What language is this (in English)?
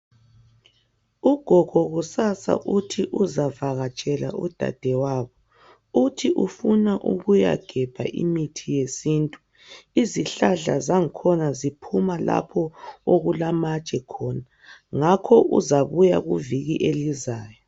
North Ndebele